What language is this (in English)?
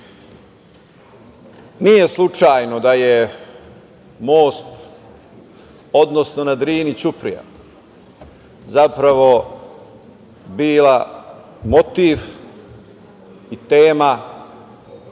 Serbian